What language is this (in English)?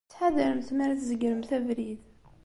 Kabyle